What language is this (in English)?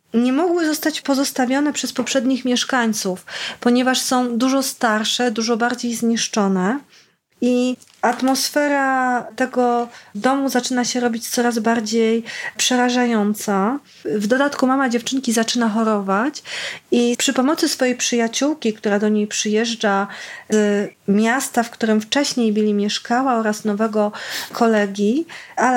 Polish